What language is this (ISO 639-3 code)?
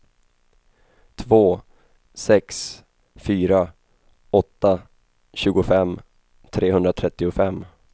swe